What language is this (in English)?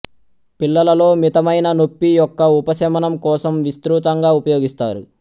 Telugu